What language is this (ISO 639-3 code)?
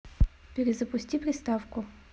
rus